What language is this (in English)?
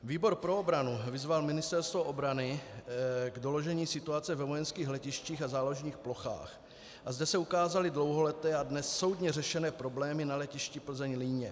Czech